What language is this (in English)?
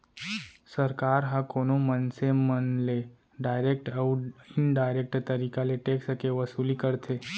Chhattisgarhi